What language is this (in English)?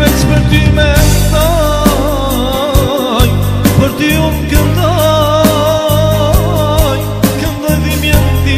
Romanian